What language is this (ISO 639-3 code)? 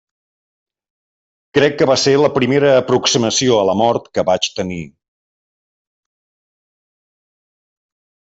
cat